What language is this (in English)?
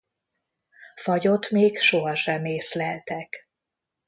Hungarian